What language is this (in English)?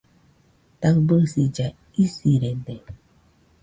Nüpode Huitoto